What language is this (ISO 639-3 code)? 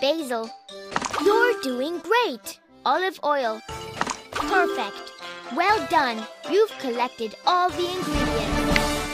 eng